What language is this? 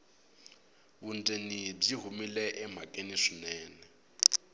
Tsonga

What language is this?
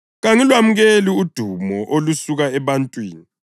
North Ndebele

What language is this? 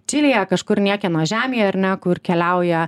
Lithuanian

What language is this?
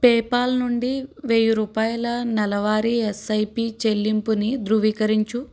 Telugu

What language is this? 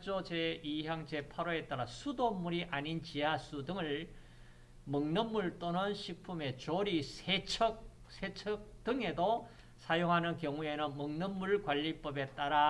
Korean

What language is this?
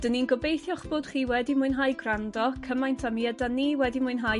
Welsh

